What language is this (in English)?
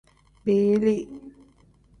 Tem